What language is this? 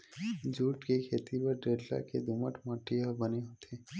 Chhattisgarhi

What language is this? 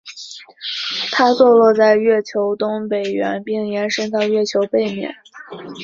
Chinese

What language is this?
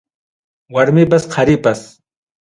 Ayacucho Quechua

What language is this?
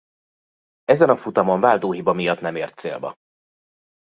Hungarian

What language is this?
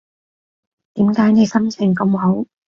Cantonese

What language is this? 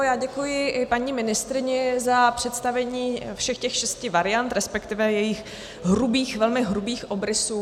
Czech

